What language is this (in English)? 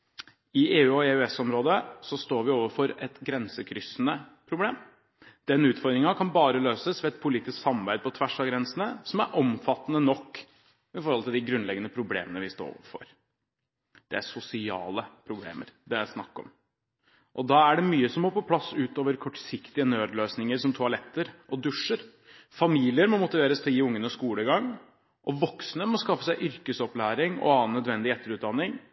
Norwegian Bokmål